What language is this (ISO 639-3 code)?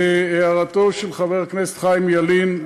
heb